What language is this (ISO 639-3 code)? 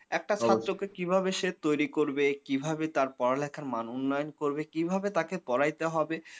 ben